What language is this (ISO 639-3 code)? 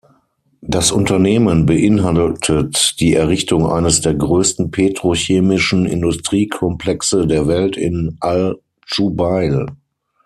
deu